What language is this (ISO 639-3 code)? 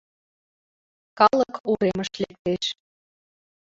chm